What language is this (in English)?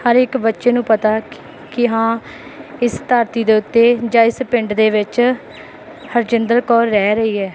Punjabi